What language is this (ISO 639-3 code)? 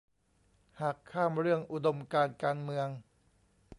tha